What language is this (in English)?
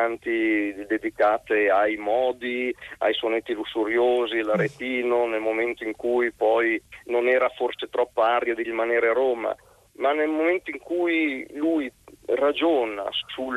Italian